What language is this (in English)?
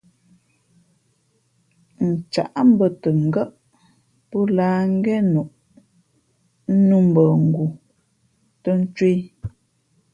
Fe'fe'